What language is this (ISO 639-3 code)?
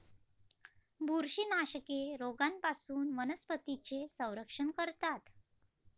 mar